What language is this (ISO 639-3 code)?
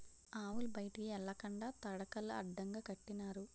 tel